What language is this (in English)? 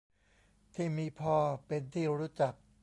Thai